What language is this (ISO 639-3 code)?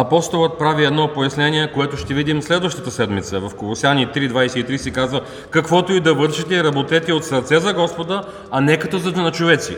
bul